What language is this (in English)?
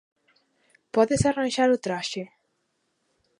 Galician